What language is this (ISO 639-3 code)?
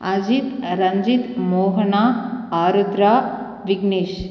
tam